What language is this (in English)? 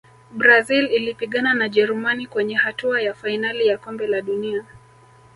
Swahili